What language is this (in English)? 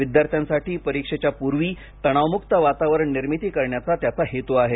Marathi